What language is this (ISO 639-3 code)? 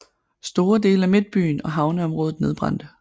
dan